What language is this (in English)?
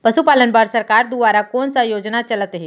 Chhattisgarhi